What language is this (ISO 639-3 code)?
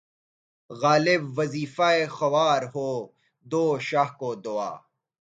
urd